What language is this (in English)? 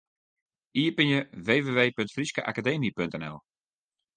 Western Frisian